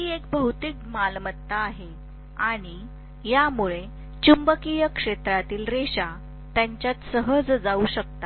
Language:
Marathi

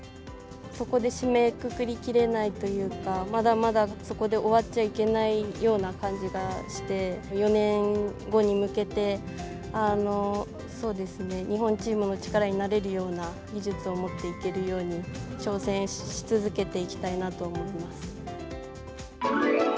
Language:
Japanese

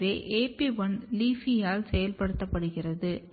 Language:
Tamil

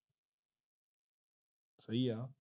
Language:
Punjabi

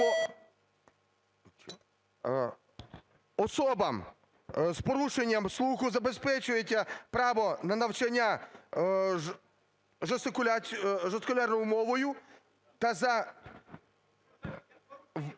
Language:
Ukrainian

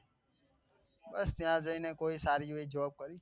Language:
Gujarati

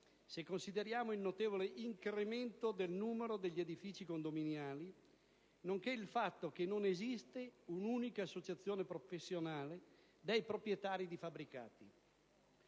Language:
Italian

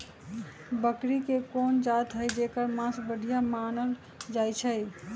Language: Magahi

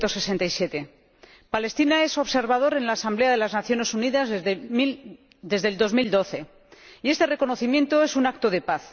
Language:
Spanish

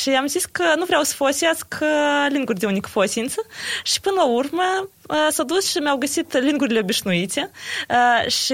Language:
Romanian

